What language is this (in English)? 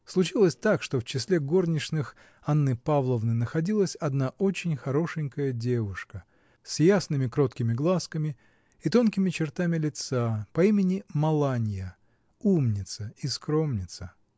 Russian